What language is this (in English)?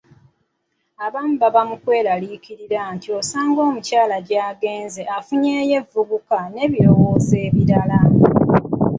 Ganda